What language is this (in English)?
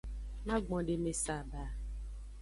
Aja (Benin)